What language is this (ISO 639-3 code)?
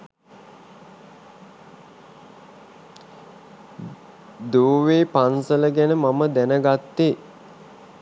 sin